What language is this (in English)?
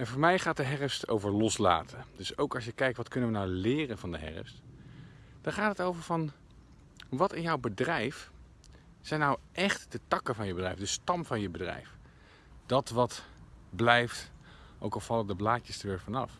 Dutch